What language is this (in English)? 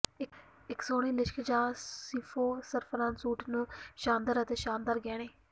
Punjabi